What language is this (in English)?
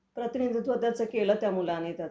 Marathi